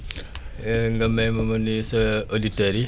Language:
Wolof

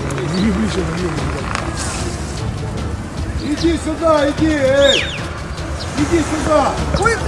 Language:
Russian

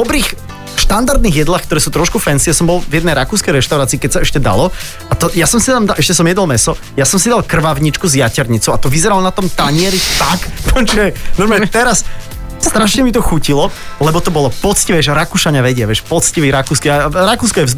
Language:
Slovak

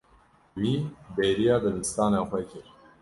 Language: Kurdish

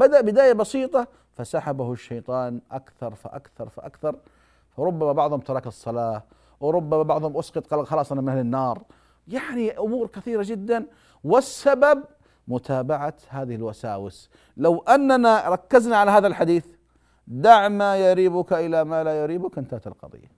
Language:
Arabic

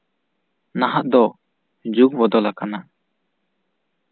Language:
Santali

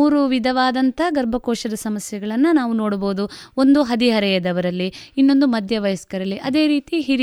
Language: Kannada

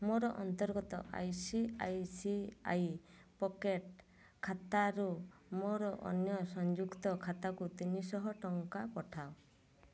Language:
Odia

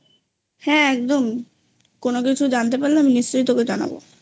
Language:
Bangla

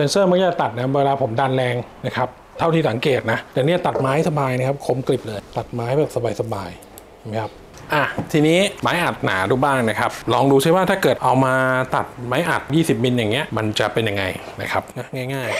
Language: Thai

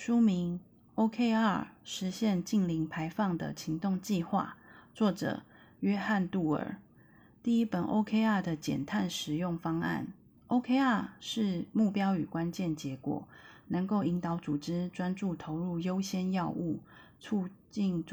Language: Chinese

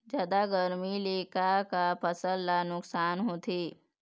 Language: Chhattisgarhi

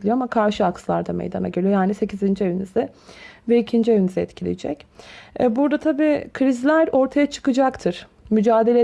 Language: Turkish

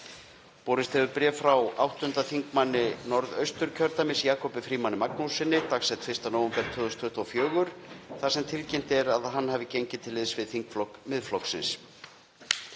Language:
Icelandic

